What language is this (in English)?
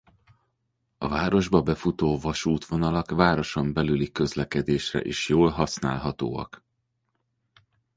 Hungarian